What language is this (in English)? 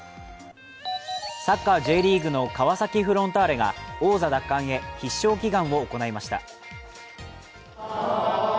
Japanese